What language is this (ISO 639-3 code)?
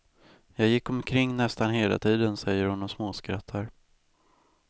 swe